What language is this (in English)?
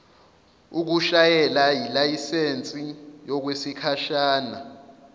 Zulu